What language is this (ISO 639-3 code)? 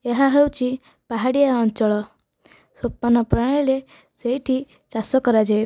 ori